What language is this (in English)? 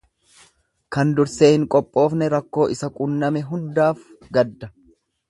Oromo